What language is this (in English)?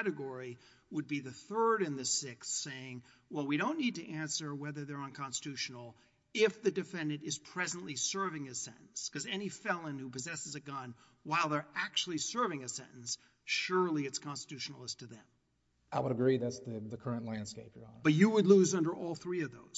English